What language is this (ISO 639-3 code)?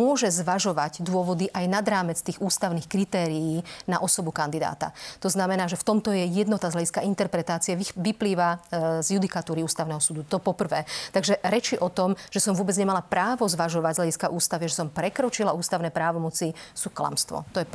slk